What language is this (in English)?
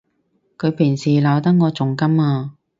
Cantonese